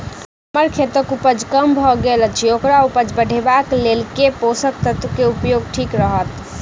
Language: Maithili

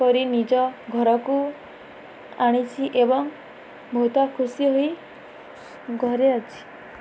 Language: Odia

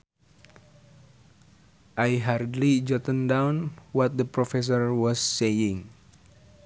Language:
Sundanese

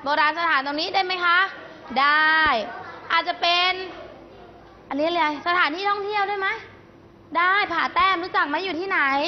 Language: Thai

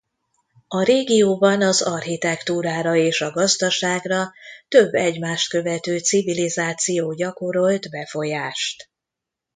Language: Hungarian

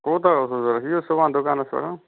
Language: Kashmiri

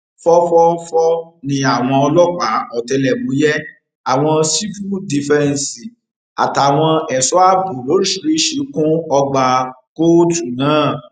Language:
Yoruba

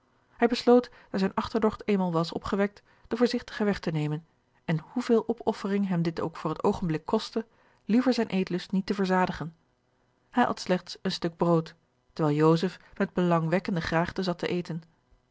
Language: Dutch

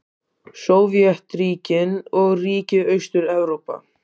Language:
Icelandic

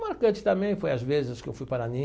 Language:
Portuguese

